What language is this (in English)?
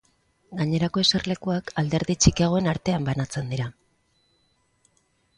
Basque